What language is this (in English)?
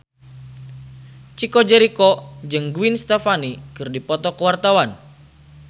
Sundanese